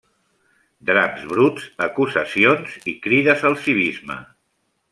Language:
Catalan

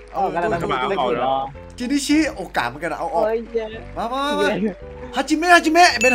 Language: Thai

